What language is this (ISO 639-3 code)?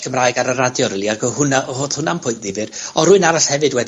cym